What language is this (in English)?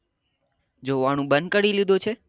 Gujarati